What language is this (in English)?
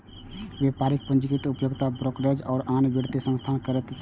Maithili